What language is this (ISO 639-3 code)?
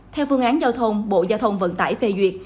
vie